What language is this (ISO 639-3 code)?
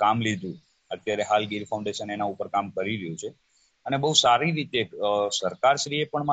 guj